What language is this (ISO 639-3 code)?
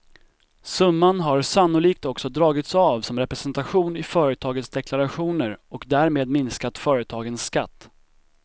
swe